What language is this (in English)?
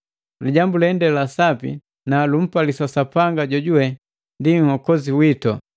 Matengo